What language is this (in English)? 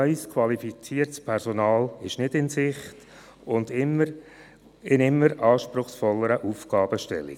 Swiss German